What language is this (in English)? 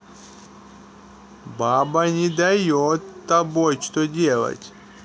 Russian